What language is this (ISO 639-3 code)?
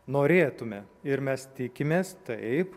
lit